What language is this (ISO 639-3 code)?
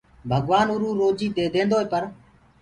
ggg